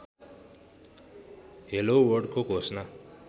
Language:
Nepali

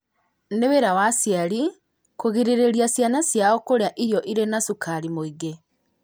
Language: Kikuyu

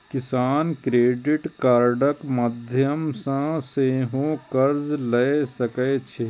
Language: Maithili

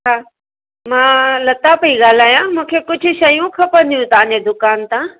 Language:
Sindhi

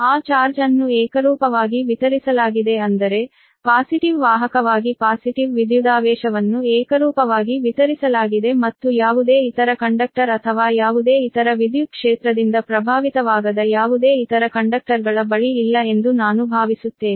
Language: Kannada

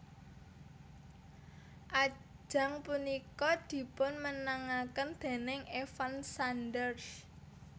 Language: Javanese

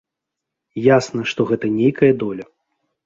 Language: Belarusian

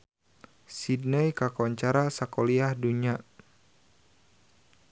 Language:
Sundanese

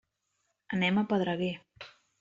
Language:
Catalan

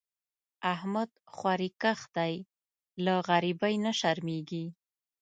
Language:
Pashto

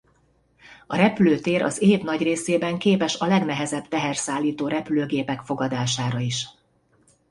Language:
Hungarian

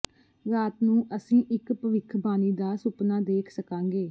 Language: Punjabi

